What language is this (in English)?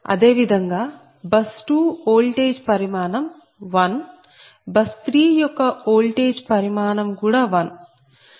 Telugu